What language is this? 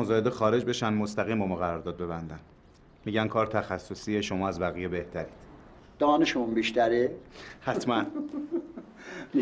Persian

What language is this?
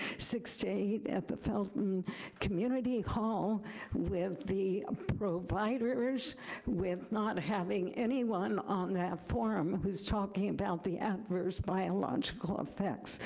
English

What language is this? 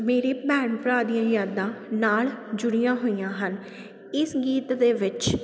Punjabi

